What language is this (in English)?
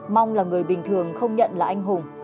Vietnamese